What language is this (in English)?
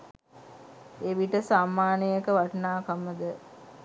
Sinhala